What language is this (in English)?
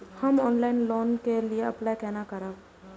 Maithili